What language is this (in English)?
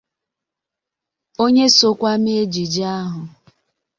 Igbo